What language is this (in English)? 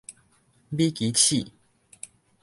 Min Nan Chinese